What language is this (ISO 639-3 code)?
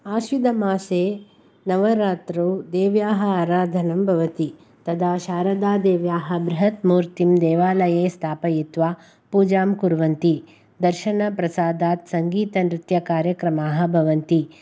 san